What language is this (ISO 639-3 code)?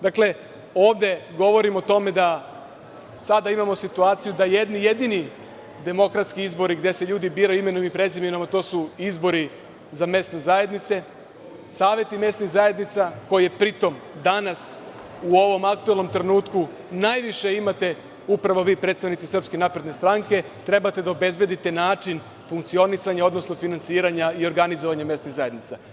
srp